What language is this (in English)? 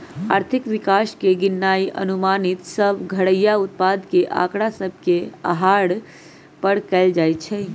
Magahi